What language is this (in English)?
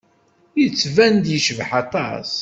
Kabyle